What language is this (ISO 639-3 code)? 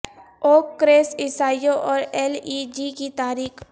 urd